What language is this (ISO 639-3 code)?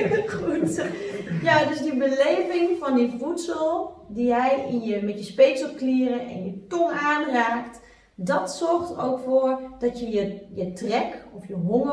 nld